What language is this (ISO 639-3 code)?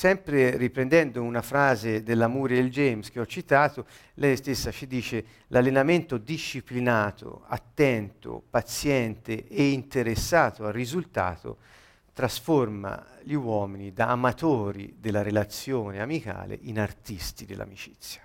ita